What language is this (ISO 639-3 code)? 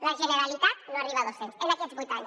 cat